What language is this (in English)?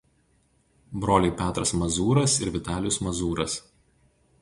Lithuanian